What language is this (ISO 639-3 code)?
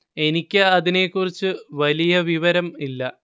mal